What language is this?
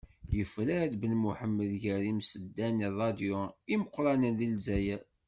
Kabyle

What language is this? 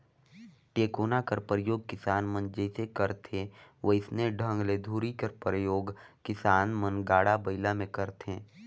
Chhattisgarhi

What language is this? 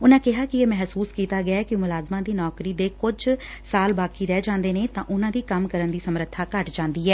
Punjabi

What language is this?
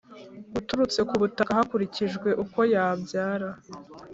Kinyarwanda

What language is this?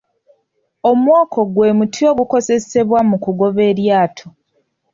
Ganda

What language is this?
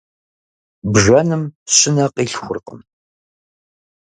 Kabardian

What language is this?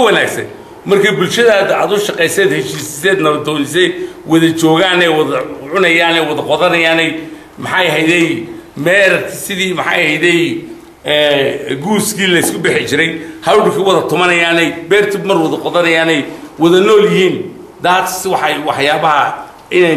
Arabic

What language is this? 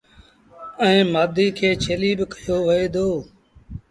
Sindhi Bhil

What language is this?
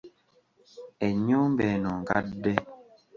Ganda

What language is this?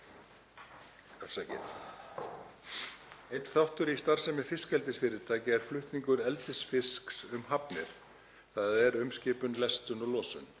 Icelandic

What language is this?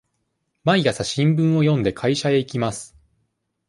Japanese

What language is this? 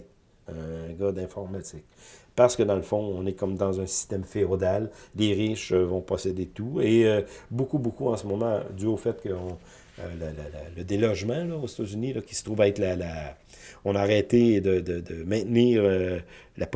French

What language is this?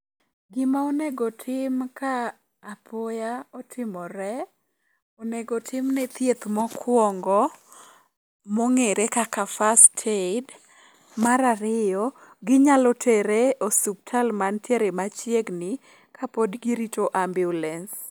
Luo (Kenya and Tanzania)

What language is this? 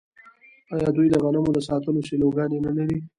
Pashto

